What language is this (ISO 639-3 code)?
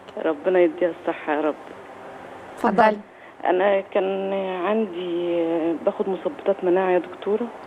ara